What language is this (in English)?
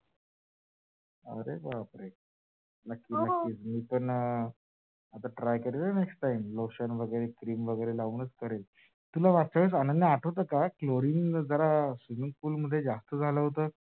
Marathi